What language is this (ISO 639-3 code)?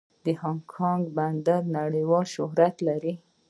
pus